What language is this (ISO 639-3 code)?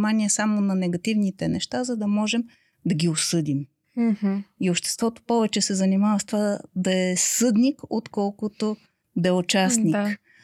bul